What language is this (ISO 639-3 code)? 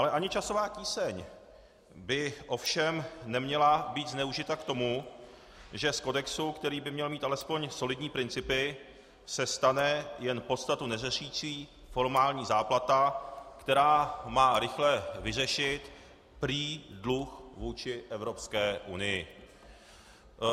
ces